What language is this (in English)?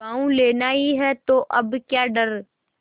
Hindi